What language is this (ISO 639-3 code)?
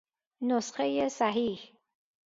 fas